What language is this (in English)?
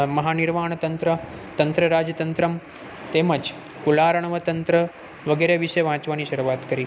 Gujarati